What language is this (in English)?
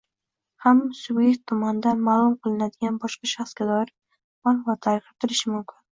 Uzbek